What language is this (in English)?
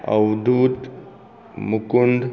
Konkani